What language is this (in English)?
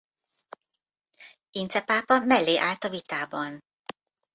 Hungarian